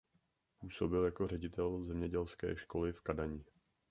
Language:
Czech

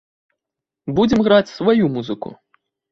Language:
Belarusian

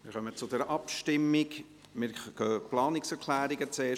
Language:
Swiss German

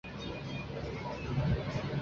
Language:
Chinese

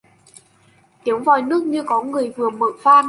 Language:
Vietnamese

